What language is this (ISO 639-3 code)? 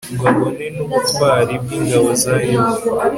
kin